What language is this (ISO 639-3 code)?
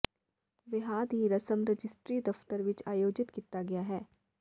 pan